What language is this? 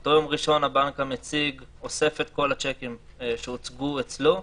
Hebrew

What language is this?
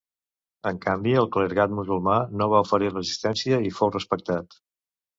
Catalan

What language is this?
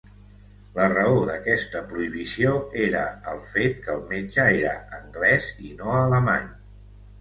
Catalan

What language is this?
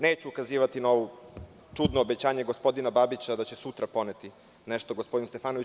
Serbian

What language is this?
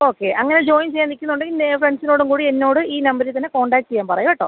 Malayalam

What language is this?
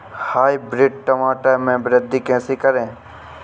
Hindi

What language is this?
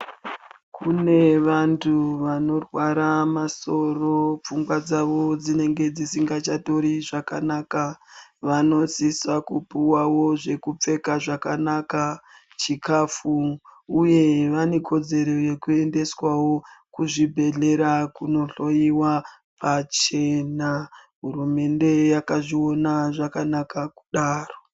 Ndau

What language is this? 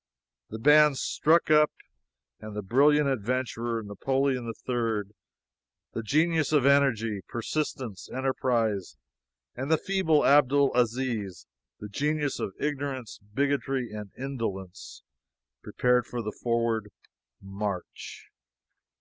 English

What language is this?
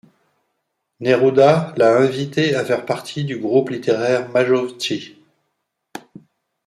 French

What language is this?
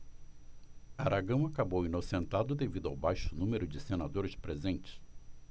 Portuguese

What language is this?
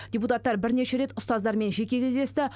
Kazakh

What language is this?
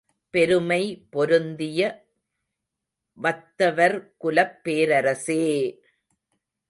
Tamil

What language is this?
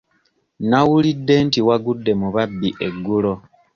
Ganda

